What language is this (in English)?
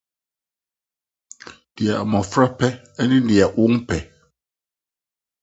Akan